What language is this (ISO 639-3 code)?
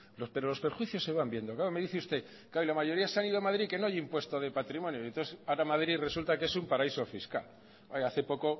spa